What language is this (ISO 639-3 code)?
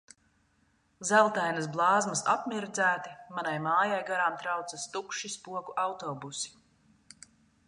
lav